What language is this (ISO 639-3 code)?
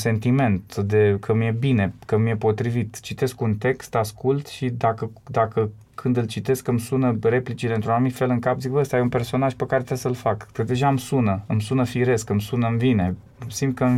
ron